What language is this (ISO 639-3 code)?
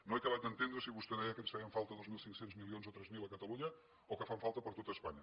cat